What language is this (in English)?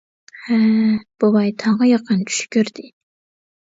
Uyghur